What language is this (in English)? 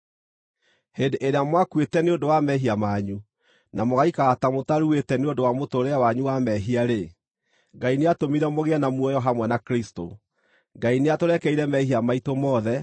Kikuyu